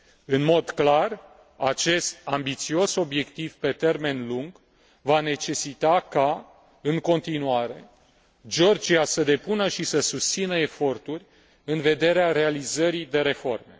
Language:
Romanian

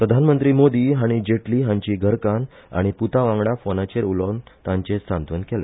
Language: Konkani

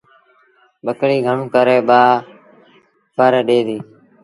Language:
Sindhi Bhil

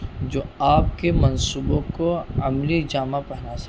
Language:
Urdu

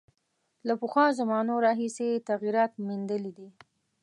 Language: Pashto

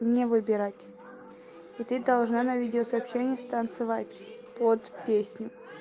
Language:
Russian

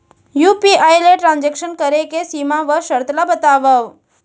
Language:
Chhattisgarhi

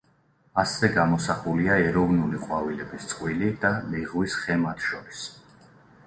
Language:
Georgian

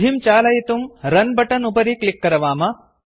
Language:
Sanskrit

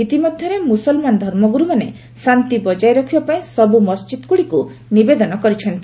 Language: Odia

